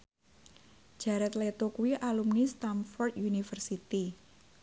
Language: Javanese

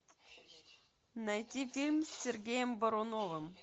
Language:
Russian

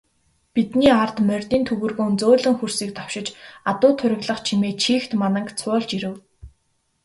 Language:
Mongolian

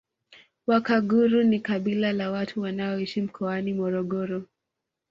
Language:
Swahili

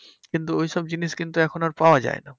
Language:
Bangla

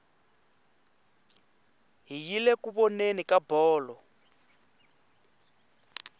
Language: Tsonga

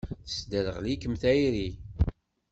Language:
Kabyle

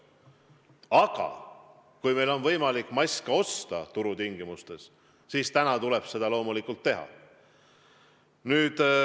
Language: Estonian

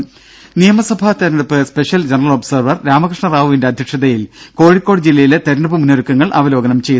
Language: Malayalam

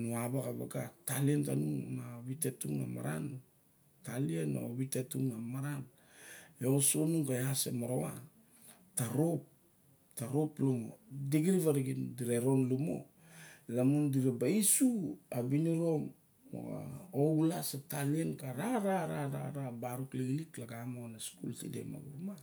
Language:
Barok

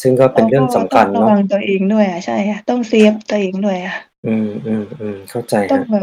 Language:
Thai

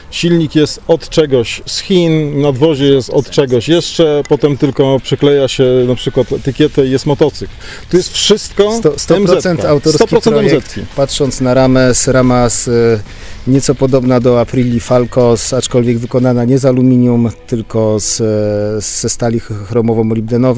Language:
Polish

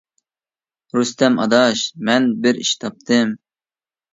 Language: Uyghur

